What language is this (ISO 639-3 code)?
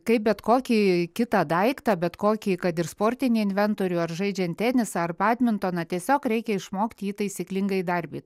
lit